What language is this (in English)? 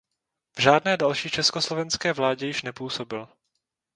Czech